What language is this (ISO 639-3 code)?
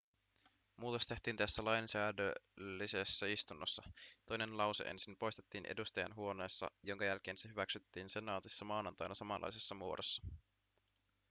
fin